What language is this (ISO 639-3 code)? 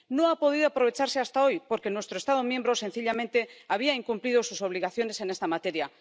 spa